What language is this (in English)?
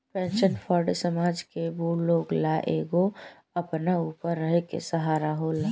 Bhojpuri